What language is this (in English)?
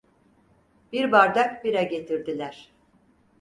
Turkish